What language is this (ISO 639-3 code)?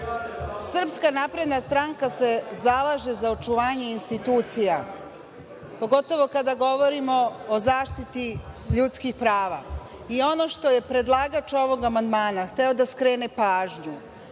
srp